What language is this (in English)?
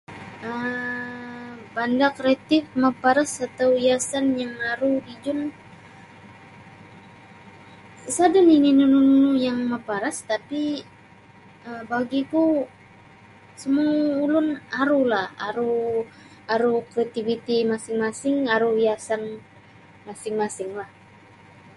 Sabah Bisaya